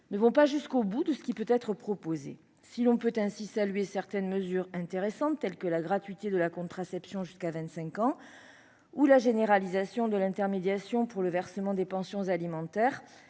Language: French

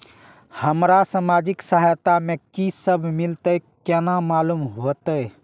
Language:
Maithili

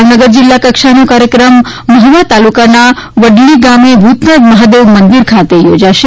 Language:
Gujarati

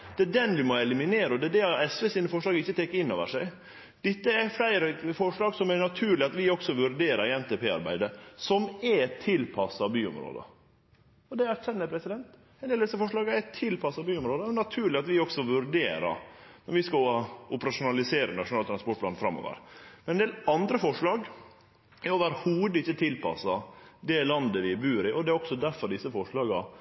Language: Norwegian Nynorsk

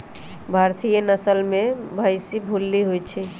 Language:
Magahi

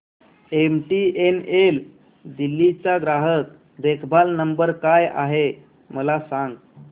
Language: Marathi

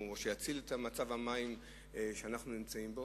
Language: Hebrew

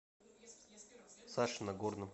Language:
Russian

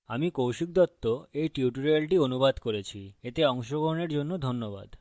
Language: Bangla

